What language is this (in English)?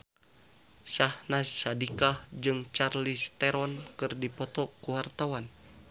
Sundanese